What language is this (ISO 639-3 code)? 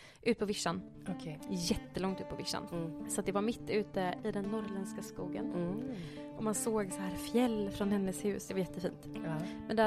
swe